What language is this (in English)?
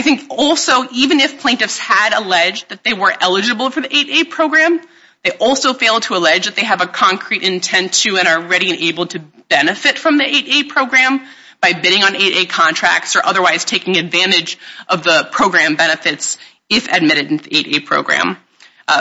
English